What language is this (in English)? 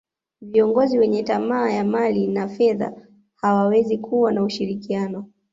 Swahili